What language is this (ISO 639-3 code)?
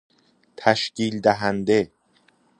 fas